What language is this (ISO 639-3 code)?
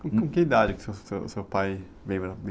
por